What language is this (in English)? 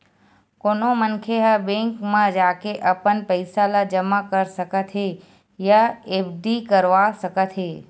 Chhattisgarhi